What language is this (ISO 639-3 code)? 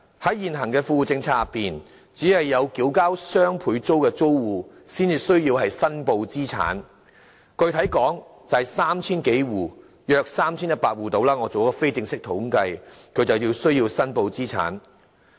yue